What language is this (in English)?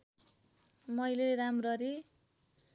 Nepali